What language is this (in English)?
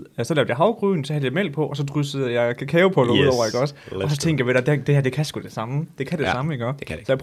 Danish